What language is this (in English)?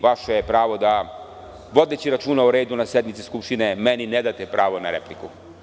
Serbian